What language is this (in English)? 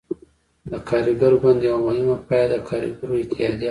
Pashto